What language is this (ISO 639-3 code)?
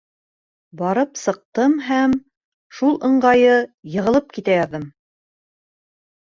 bak